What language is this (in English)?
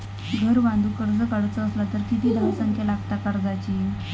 Marathi